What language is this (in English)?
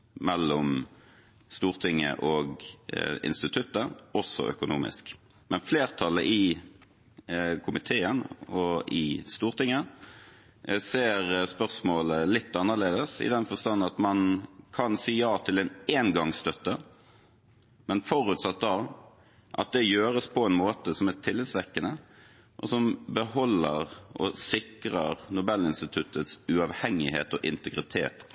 Norwegian Bokmål